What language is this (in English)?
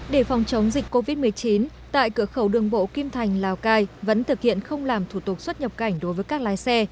Vietnamese